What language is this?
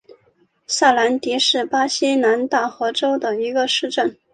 Chinese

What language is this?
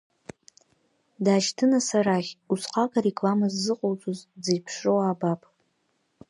Abkhazian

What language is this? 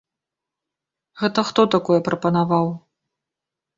Belarusian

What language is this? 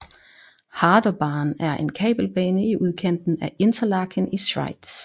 Danish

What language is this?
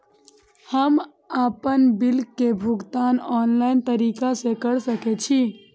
Maithili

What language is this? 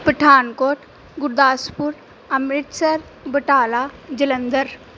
Punjabi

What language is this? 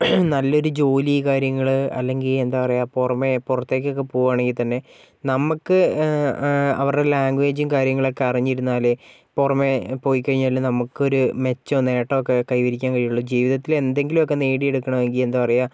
Malayalam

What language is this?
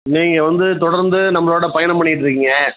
Tamil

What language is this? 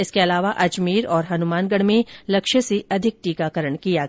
Hindi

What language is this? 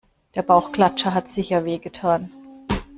German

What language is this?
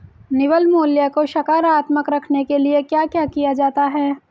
Hindi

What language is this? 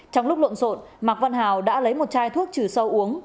Vietnamese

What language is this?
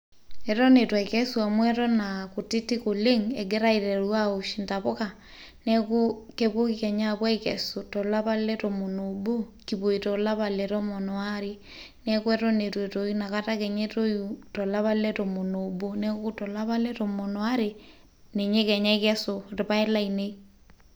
Masai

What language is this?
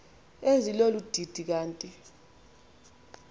Xhosa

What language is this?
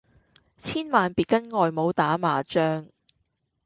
Cantonese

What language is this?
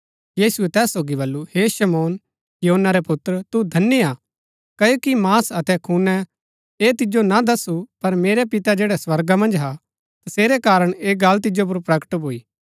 Gaddi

